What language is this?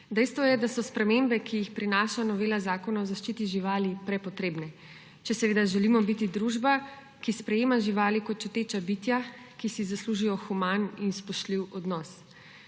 Slovenian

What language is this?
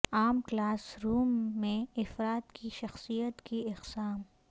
Urdu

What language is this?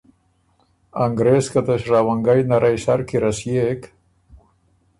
Ormuri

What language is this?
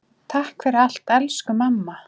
Icelandic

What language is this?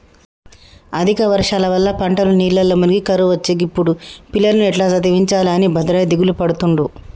Telugu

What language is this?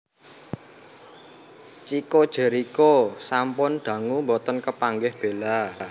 Javanese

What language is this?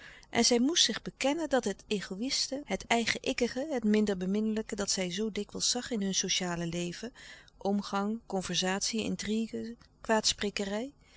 Dutch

